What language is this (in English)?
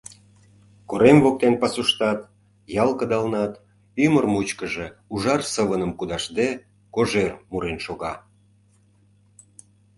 Mari